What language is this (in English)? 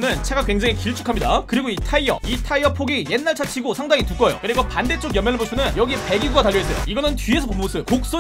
Korean